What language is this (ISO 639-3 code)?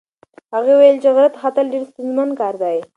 pus